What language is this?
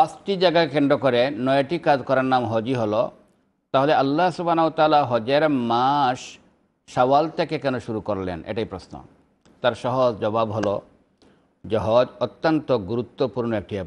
Arabic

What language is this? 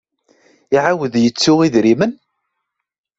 Kabyle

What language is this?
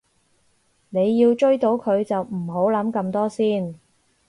Cantonese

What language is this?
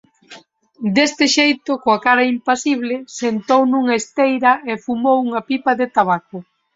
Galician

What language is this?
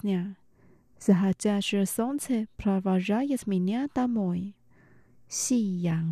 Russian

